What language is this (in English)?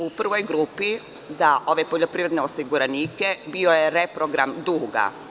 Serbian